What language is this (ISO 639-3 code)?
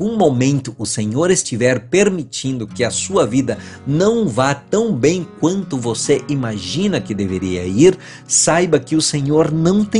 por